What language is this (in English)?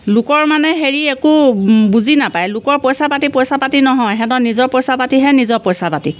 Assamese